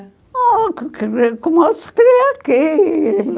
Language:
Portuguese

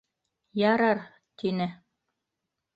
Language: Bashkir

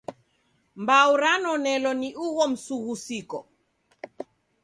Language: Taita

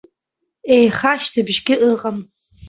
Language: Abkhazian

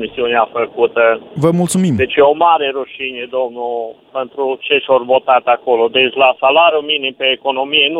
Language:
Romanian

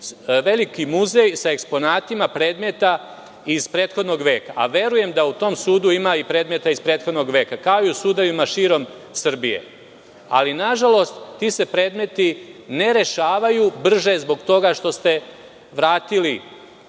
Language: Serbian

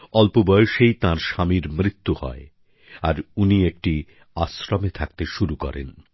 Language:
Bangla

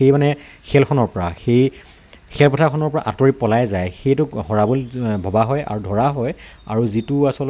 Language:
Assamese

